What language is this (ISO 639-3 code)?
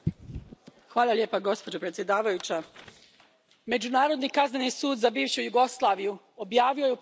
hrv